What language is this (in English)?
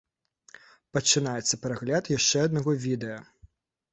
Belarusian